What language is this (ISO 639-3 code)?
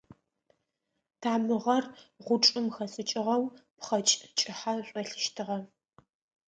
ady